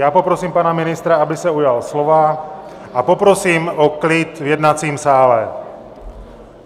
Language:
Czech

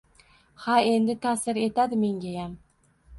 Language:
Uzbek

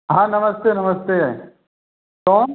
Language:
Hindi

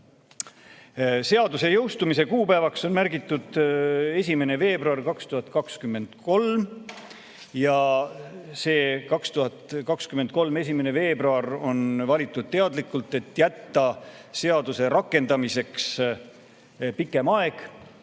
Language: Estonian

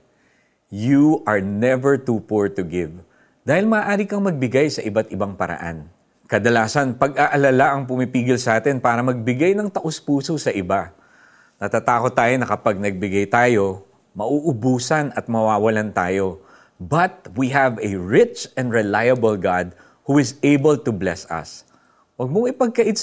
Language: Filipino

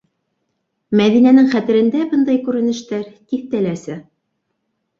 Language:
Bashkir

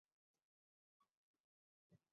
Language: Chinese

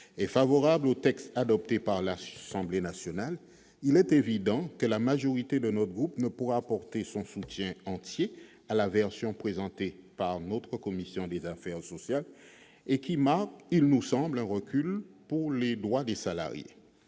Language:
French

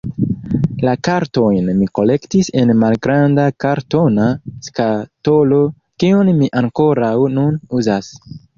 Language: Esperanto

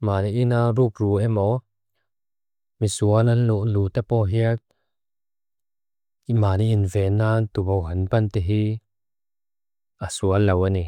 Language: Mizo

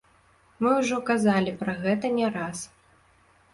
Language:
Belarusian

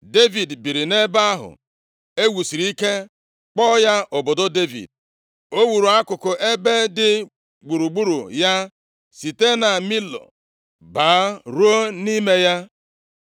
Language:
Igbo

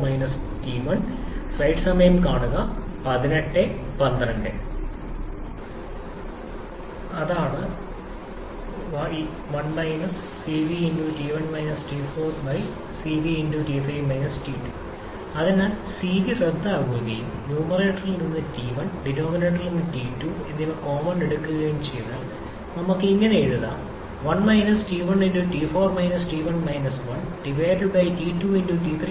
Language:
Malayalam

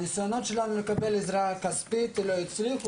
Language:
Hebrew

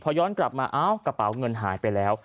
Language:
Thai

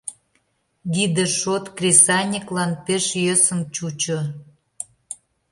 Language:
Mari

